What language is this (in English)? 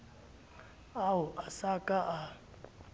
Southern Sotho